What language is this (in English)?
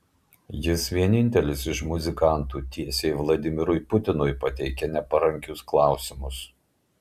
Lithuanian